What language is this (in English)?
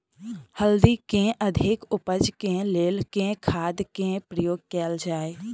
Maithili